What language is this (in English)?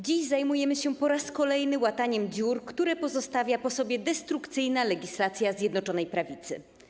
Polish